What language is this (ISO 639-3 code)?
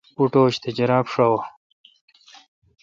xka